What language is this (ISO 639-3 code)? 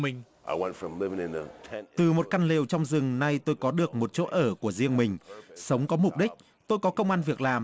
vie